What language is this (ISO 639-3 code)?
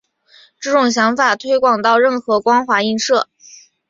zho